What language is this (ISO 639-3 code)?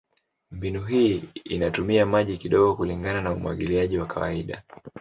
swa